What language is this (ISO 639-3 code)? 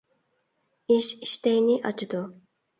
uig